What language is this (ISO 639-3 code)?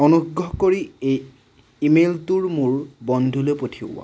asm